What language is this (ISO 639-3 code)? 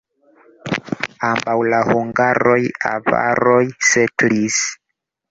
epo